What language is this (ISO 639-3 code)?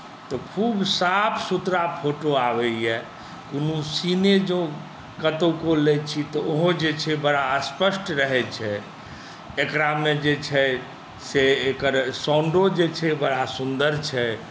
mai